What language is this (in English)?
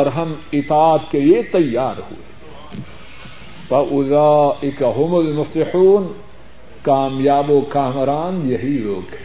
Urdu